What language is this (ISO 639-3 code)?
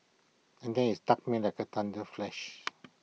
eng